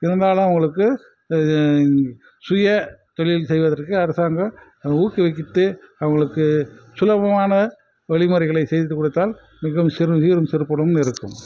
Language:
Tamil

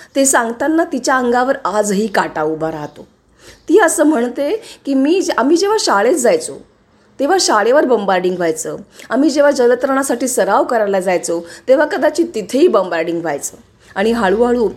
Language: Marathi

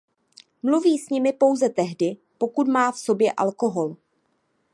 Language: Czech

